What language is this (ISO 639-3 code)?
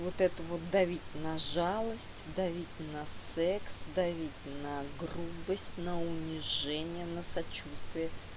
rus